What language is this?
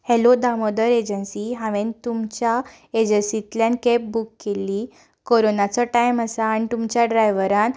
Konkani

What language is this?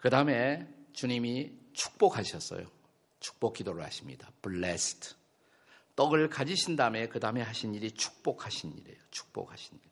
Korean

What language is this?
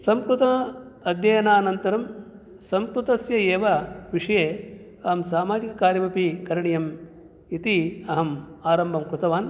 Sanskrit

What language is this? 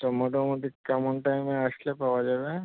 Bangla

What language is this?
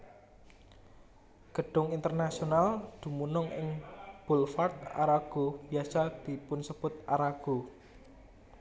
Javanese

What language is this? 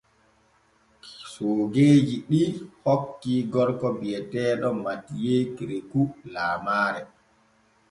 Borgu Fulfulde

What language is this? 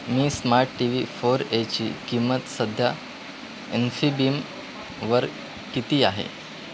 Marathi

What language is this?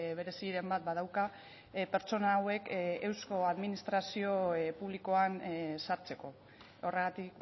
Basque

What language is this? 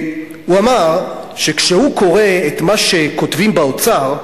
Hebrew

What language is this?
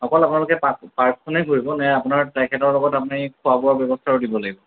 Assamese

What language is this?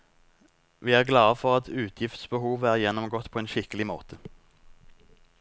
Norwegian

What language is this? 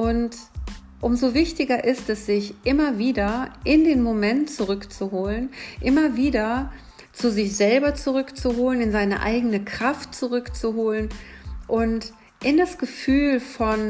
German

